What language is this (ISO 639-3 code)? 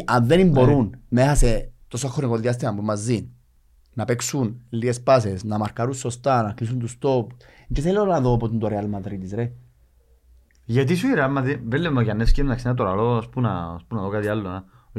ell